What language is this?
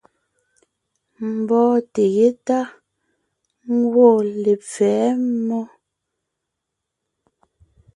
Ngiemboon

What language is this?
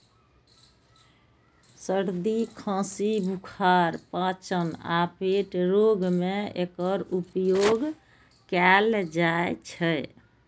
Maithili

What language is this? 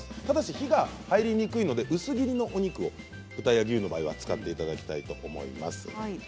Japanese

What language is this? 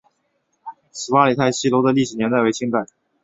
Chinese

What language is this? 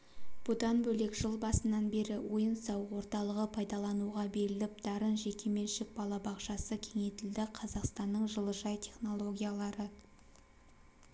Kazakh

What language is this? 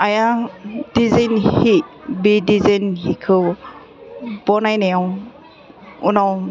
Bodo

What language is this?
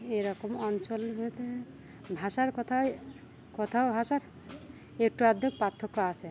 Bangla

